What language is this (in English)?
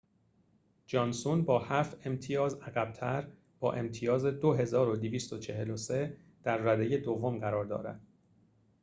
Persian